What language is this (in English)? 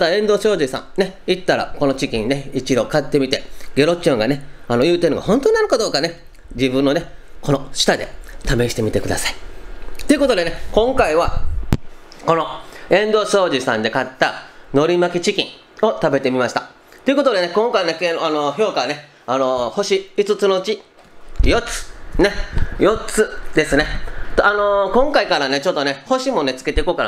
Japanese